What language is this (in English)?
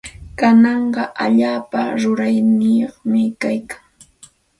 Santa Ana de Tusi Pasco Quechua